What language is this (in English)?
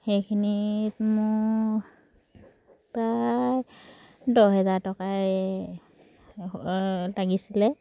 Assamese